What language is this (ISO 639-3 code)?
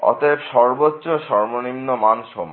ben